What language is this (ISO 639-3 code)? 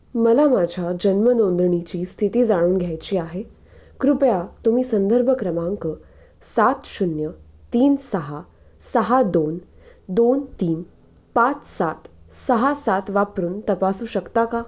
mar